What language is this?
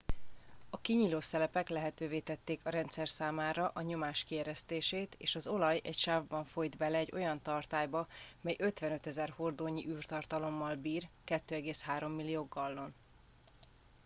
Hungarian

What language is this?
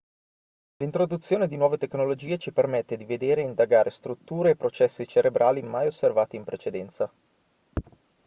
Italian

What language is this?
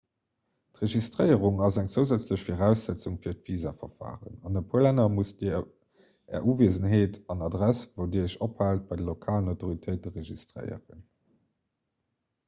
Luxembourgish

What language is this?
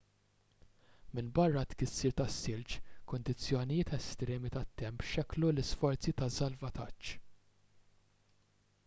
Maltese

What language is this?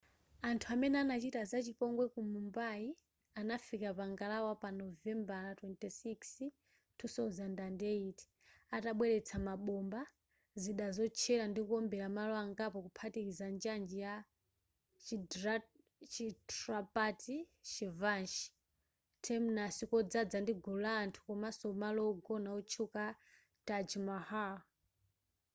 Nyanja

